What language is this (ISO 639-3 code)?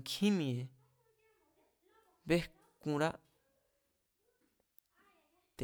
vmz